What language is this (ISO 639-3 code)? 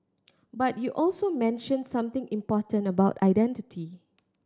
eng